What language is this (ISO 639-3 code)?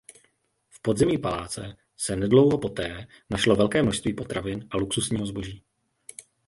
ces